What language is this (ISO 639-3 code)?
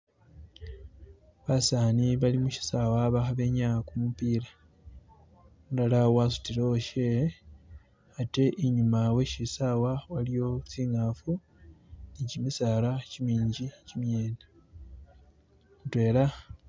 myx